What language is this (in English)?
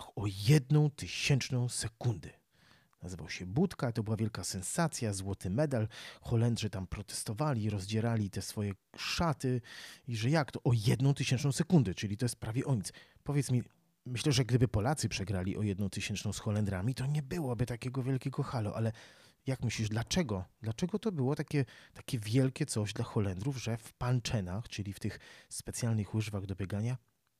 Polish